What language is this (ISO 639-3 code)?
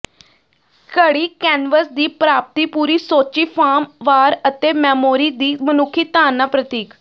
pan